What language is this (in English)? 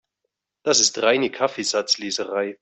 German